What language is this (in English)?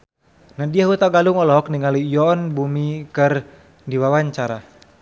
Sundanese